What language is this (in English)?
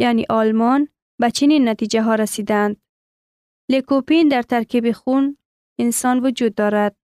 Persian